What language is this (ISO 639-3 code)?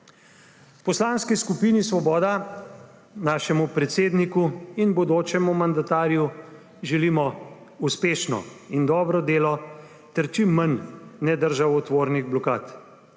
slv